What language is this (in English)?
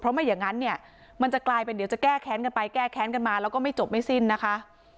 Thai